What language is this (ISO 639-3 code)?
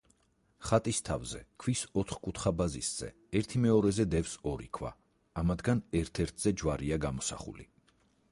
kat